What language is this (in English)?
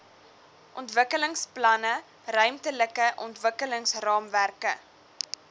Afrikaans